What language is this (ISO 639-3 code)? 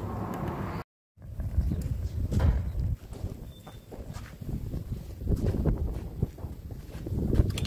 tur